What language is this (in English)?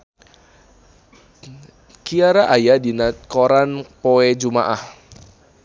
Sundanese